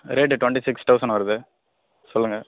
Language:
Tamil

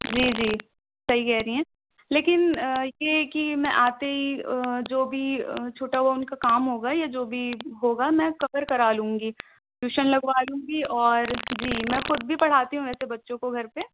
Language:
Urdu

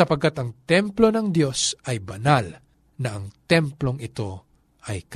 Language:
Filipino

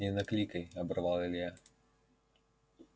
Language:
Russian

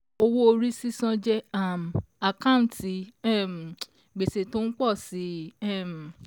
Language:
Yoruba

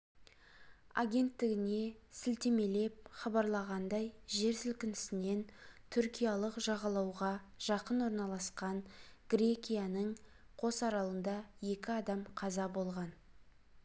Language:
Kazakh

